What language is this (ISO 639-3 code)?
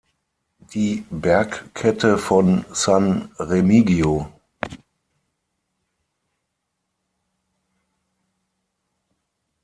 deu